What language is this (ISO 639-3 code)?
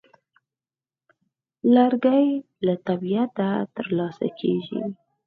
pus